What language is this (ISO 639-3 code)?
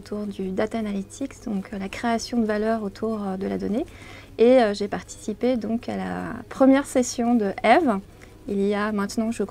fra